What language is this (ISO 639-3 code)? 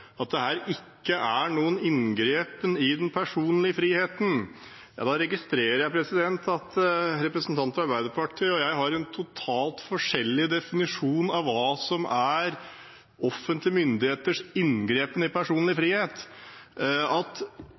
nor